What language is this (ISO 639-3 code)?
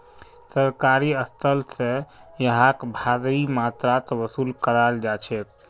mag